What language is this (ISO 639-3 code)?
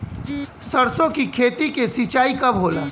bho